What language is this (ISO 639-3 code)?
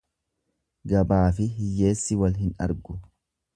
orm